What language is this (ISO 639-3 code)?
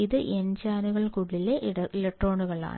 mal